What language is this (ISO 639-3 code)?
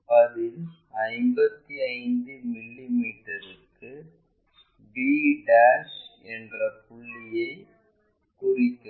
tam